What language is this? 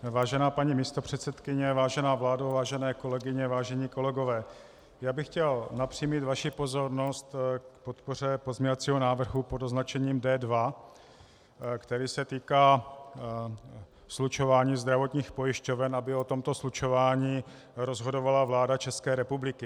Czech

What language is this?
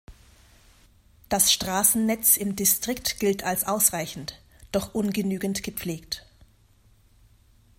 German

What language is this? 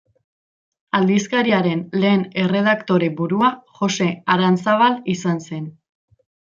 Basque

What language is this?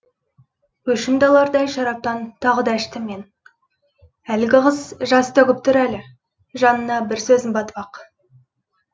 Kazakh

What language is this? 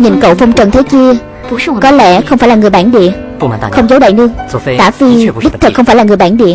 Vietnamese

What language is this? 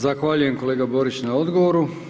Croatian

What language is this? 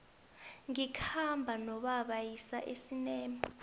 South Ndebele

